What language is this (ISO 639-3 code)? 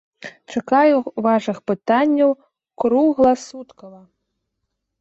bel